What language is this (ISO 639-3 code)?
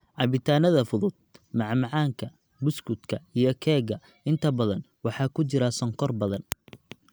som